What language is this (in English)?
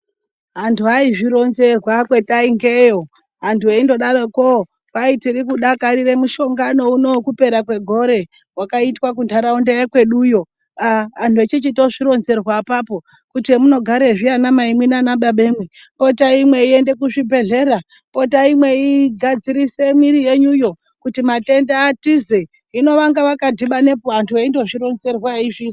Ndau